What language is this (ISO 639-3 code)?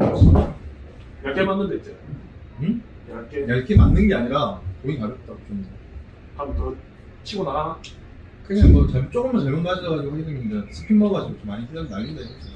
kor